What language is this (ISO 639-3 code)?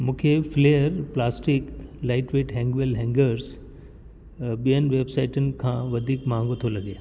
snd